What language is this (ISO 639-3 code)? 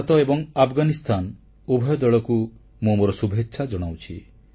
ori